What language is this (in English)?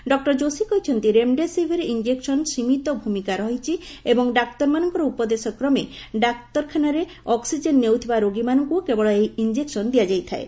Odia